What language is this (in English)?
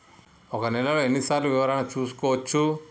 Telugu